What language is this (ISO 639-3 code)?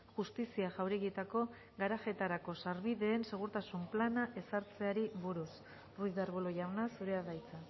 eus